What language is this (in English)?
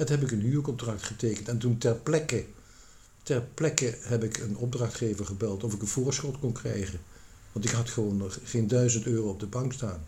Dutch